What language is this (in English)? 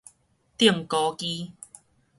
Min Nan Chinese